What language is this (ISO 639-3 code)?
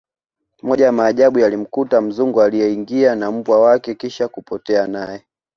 swa